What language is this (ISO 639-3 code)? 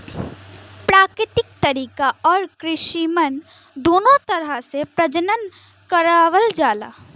bho